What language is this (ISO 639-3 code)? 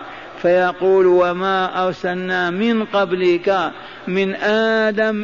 ara